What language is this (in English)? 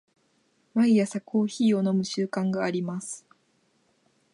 Japanese